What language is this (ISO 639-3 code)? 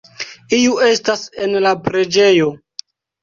epo